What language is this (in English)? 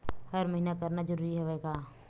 Chhattisgarhi